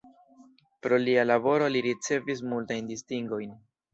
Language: Esperanto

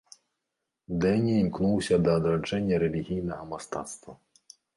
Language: Belarusian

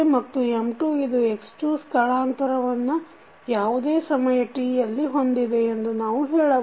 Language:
Kannada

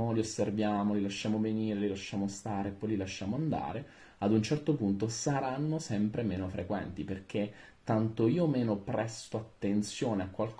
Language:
Italian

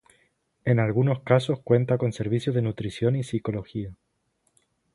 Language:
Spanish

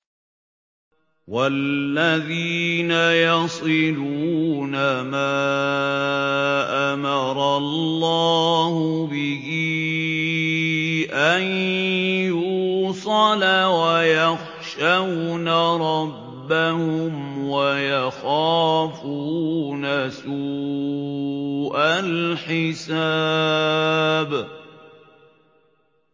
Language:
Arabic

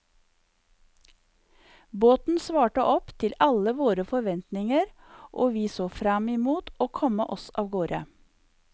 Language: Norwegian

